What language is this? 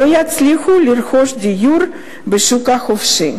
Hebrew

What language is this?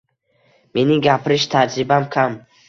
Uzbek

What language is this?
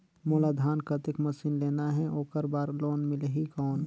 Chhattisgarhi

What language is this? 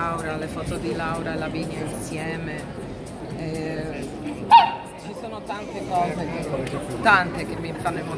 Italian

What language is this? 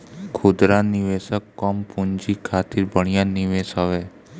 Bhojpuri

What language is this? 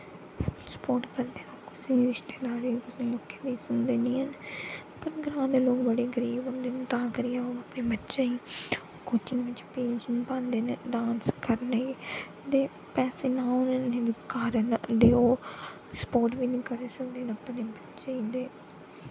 Dogri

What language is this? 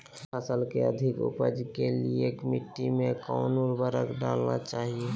Magahi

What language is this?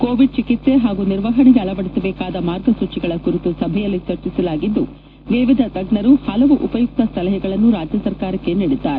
Kannada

